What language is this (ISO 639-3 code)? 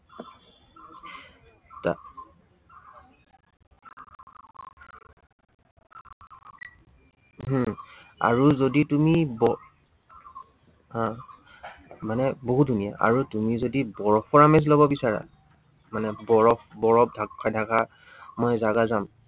asm